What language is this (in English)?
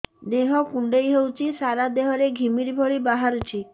Odia